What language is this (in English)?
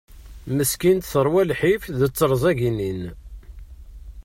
Kabyle